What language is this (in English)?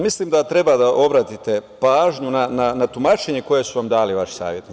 Serbian